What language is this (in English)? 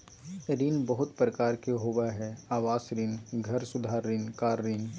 Magahi